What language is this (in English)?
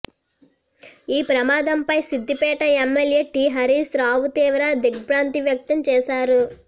Telugu